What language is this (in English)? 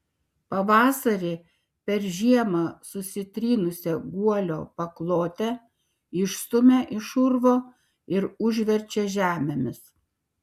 Lithuanian